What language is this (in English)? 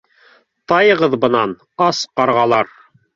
Bashkir